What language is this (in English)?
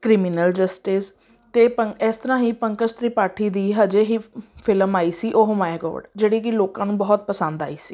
Punjabi